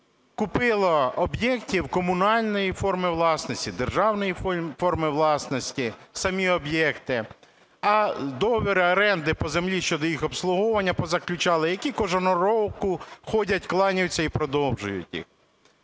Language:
Ukrainian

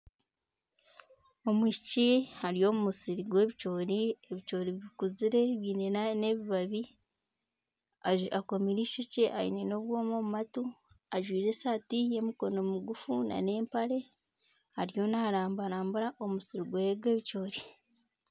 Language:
Nyankole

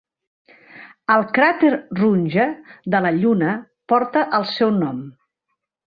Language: Catalan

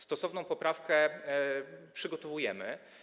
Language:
Polish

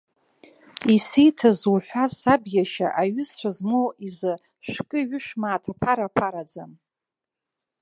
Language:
Abkhazian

